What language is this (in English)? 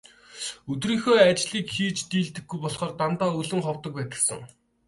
Mongolian